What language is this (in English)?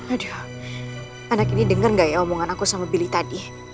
Indonesian